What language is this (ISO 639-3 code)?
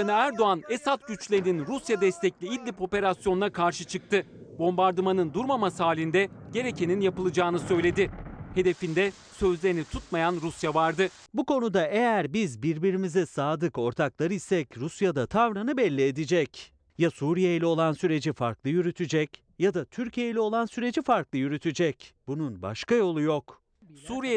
tur